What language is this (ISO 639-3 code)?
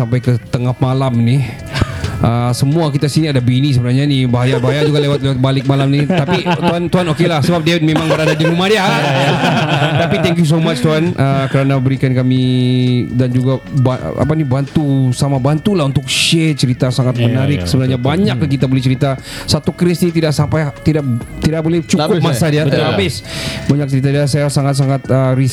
msa